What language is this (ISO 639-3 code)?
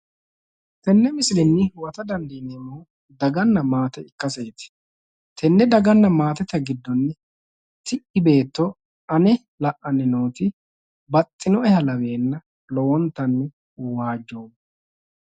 sid